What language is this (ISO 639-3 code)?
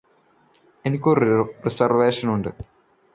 mal